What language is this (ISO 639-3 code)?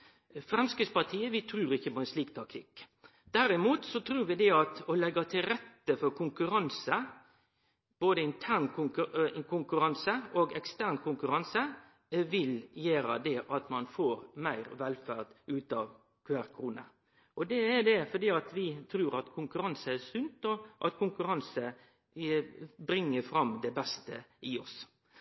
nno